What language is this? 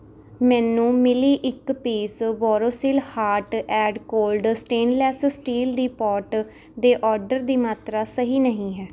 Punjabi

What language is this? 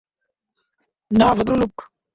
Bangla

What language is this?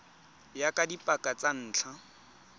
Tswana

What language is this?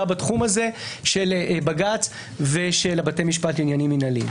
Hebrew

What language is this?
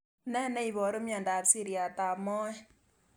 Kalenjin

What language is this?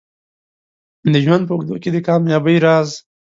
Pashto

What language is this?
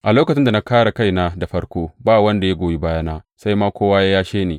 Hausa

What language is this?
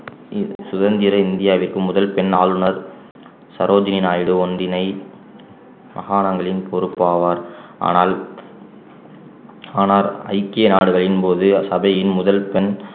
Tamil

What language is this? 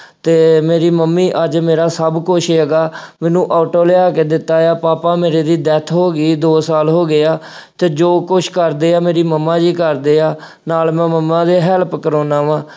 Punjabi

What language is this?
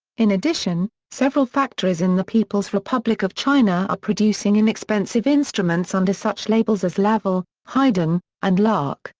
English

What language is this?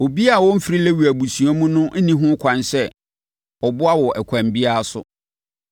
Akan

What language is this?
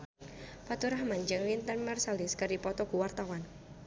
Sundanese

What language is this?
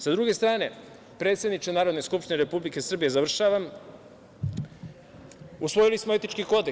Serbian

